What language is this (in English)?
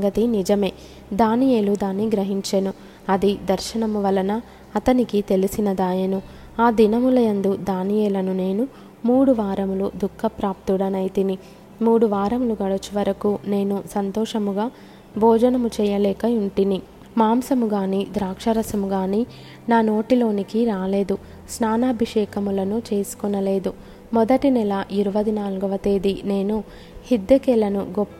Telugu